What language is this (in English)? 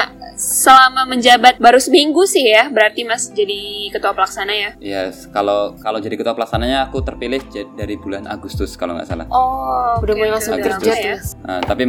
Indonesian